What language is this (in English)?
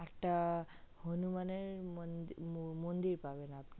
Bangla